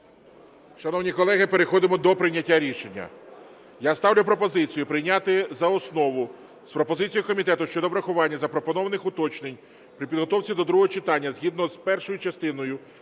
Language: Ukrainian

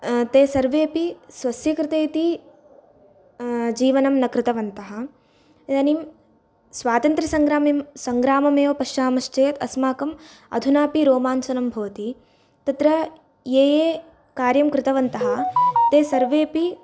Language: Sanskrit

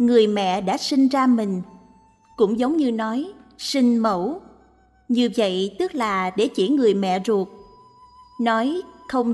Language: Vietnamese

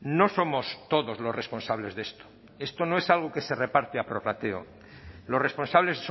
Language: Spanish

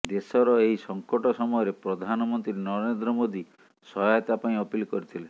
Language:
Odia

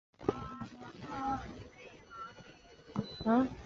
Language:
Chinese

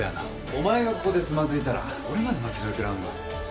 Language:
Japanese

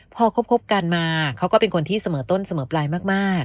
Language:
Thai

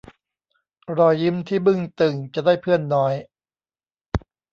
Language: Thai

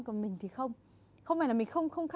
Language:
Vietnamese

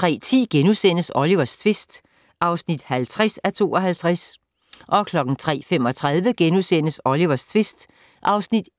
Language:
Danish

